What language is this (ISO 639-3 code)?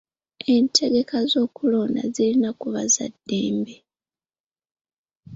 lug